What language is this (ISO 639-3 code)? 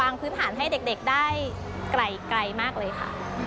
tha